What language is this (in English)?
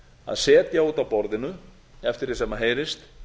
Icelandic